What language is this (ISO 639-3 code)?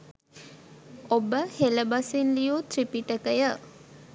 sin